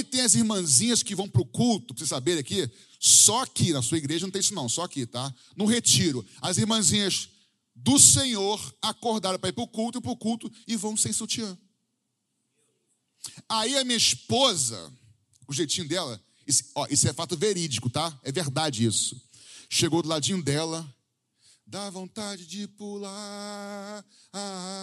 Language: Portuguese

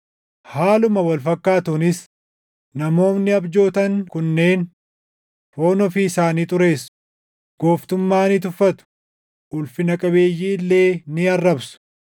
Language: Oromo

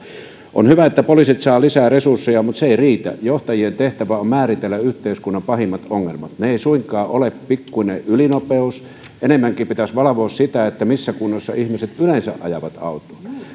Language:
Finnish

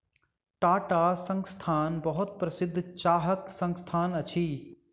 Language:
Maithili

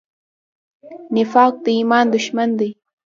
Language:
Pashto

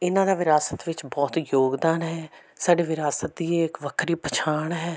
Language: Punjabi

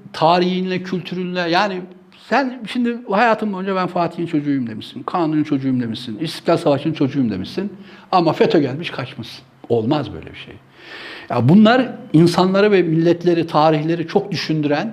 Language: Turkish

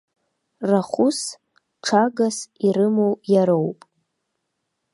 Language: Abkhazian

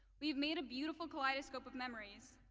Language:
English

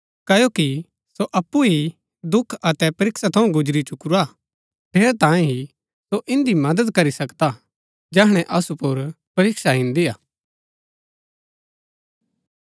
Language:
Gaddi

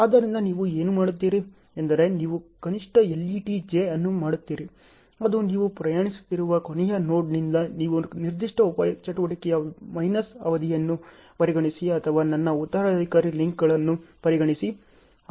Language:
Kannada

